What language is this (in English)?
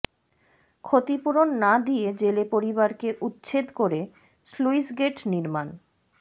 Bangla